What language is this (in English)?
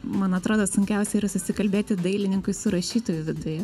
Lithuanian